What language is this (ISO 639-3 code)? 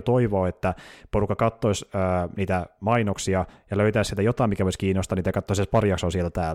fin